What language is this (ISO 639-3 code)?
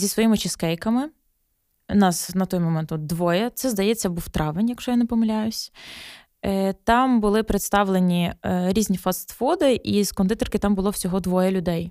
ukr